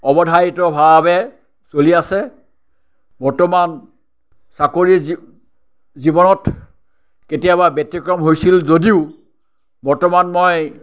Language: Assamese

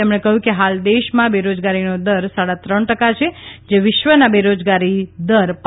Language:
Gujarati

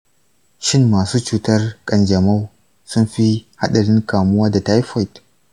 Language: Hausa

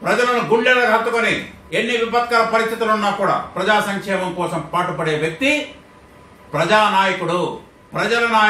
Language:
Hindi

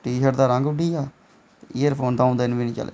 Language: Dogri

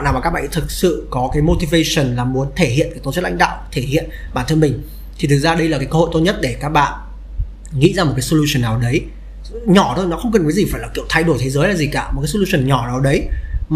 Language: Vietnamese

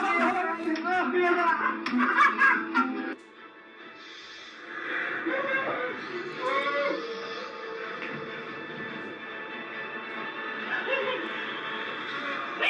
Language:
Turkish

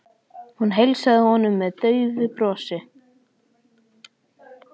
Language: Icelandic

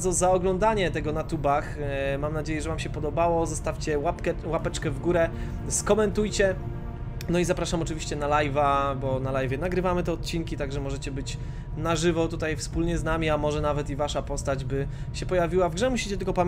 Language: Polish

